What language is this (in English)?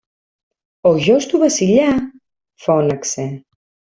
Greek